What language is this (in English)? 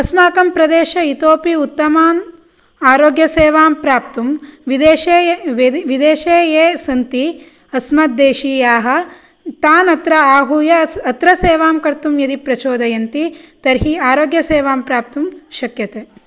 Sanskrit